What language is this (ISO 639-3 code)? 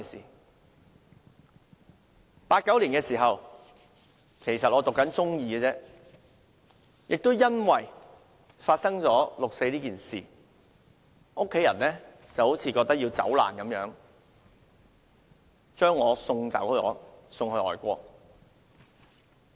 yue